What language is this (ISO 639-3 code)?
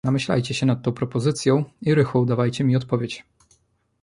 pol